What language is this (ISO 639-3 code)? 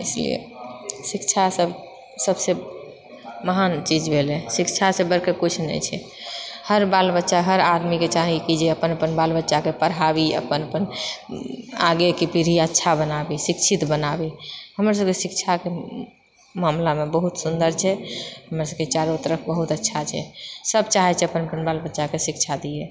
mai